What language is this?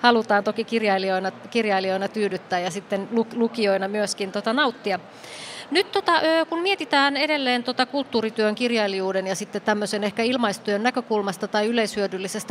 Finnish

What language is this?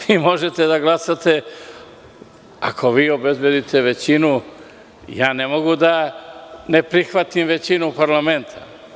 Serbian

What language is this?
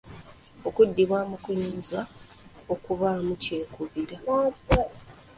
Ganda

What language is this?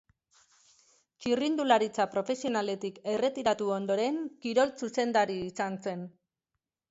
Basque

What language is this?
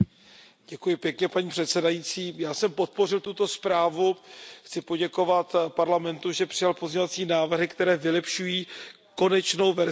Czech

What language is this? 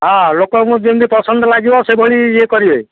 Odia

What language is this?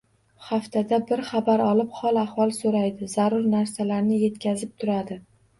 Uzbek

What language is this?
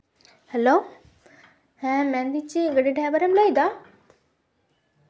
Santali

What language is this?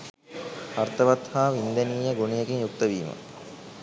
Sinhala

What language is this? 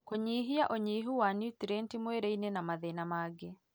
Kikuyu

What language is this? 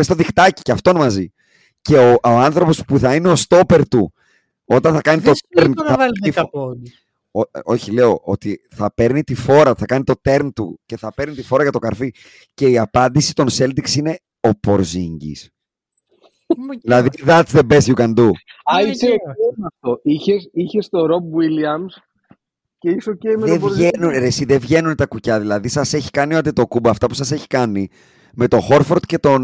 Greek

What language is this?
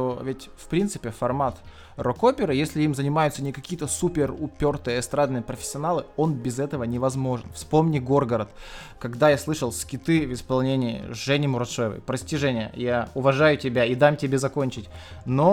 Russian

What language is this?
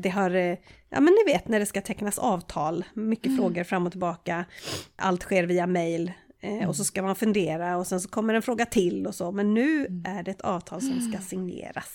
Swedish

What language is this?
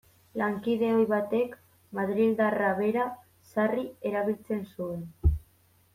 Basque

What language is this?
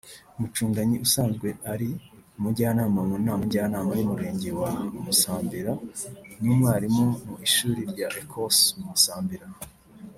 Kinyarwanda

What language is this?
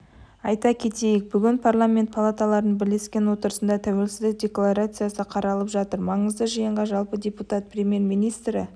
Kazakh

